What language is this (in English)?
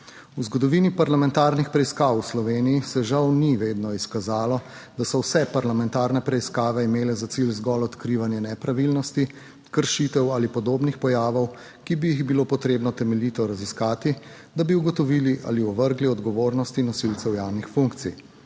Slovenian